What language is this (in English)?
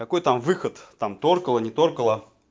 Russian